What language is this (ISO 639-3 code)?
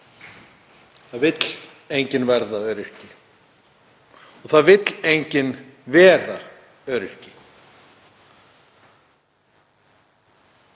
isl